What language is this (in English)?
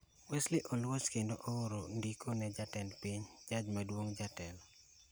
Luo (Kenya and Tanzania)